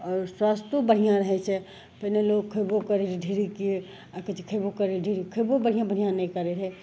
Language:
Maithili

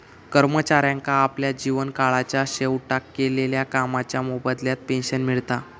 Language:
Marathi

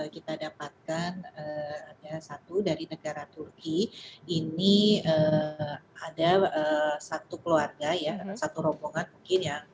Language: Indonesian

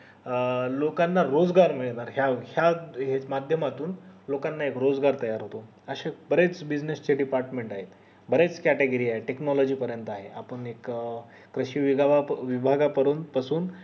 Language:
Marathi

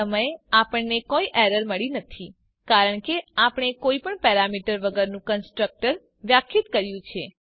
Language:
Gujarati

